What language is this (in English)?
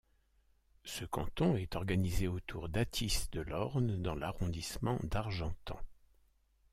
French